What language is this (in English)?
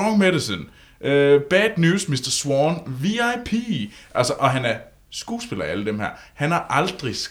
Danish